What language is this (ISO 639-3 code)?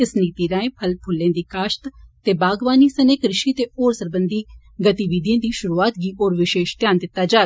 doi